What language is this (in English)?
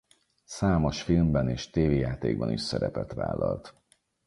Hungarian